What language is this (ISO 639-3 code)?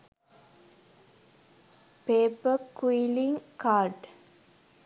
sin